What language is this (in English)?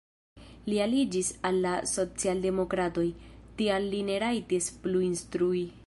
Esperanto